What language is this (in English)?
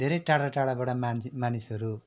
Nepali